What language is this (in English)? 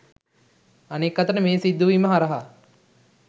Sinhala